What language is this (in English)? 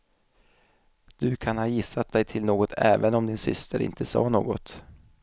Swedish